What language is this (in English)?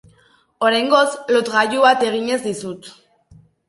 Basque